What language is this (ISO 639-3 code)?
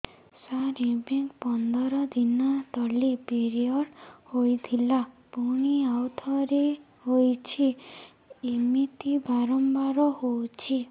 ori